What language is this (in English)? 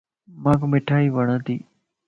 Lasi